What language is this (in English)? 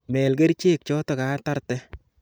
Kalenjin